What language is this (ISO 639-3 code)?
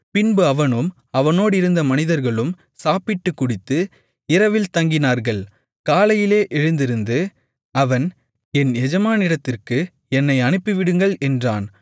tam